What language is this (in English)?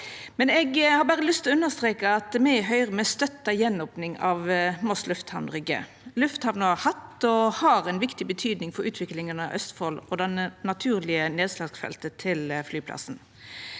Norwegian